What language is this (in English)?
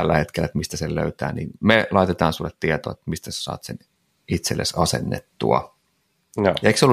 Finnish